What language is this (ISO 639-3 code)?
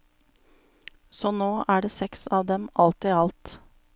nor